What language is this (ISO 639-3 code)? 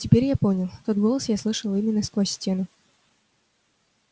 rus